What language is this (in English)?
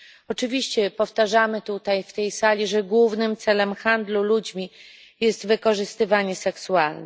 Polish